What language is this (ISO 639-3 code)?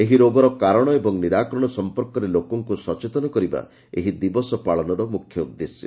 ori